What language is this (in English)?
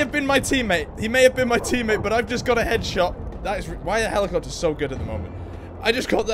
English